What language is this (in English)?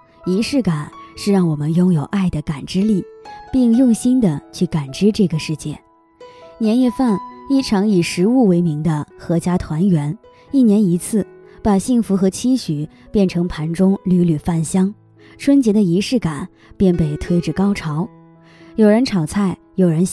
Chinese